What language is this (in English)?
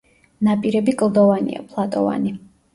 Georgian